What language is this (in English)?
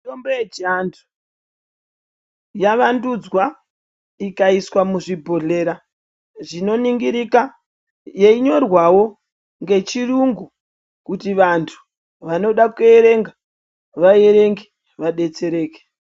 Ndau